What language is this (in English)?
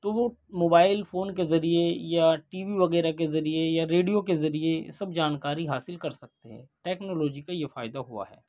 Urdu